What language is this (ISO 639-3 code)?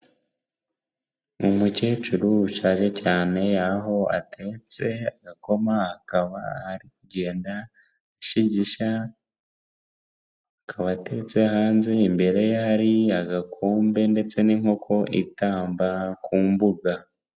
kin